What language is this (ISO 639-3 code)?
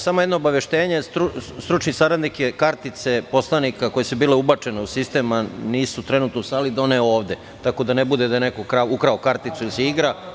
srp